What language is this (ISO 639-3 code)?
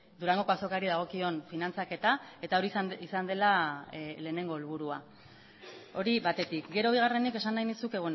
eus